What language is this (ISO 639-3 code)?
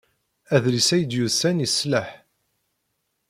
kab